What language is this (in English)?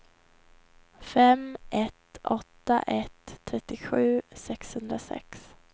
Swedish